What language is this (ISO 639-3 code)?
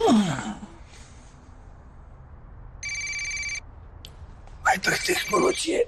ron